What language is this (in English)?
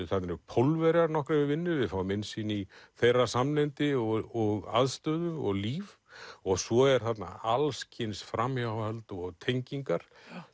Icelandic